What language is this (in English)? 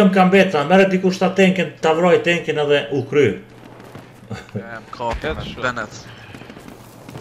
Romanian